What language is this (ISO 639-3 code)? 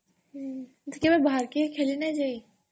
ori